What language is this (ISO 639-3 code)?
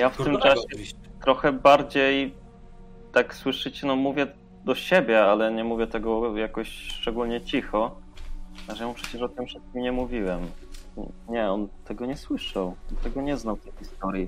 pol